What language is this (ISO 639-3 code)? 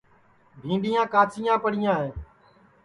ssi